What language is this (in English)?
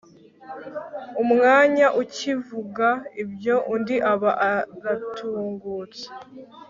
Kinyarwanda